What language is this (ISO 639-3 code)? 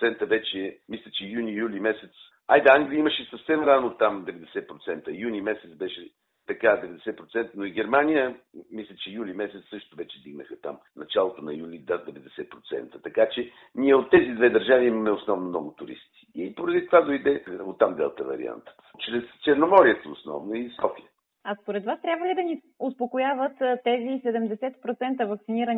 bul